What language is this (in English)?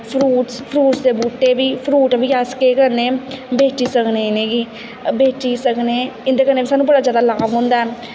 Dogri